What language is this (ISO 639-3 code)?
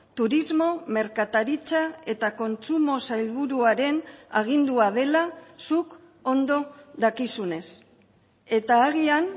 eus